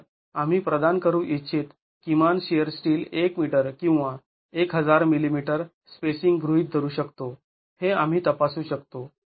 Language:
Marathi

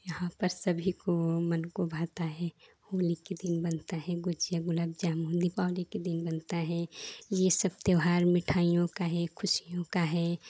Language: Hindi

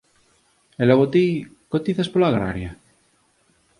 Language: Galician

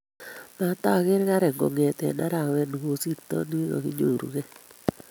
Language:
Kalenjin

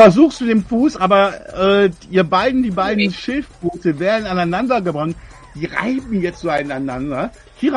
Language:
German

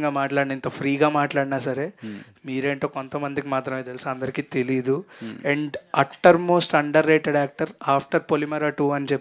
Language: Telugu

